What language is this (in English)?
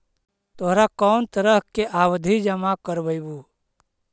Magahi